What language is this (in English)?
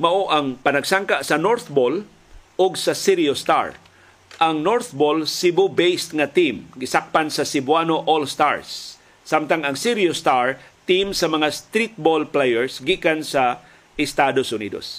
Filipino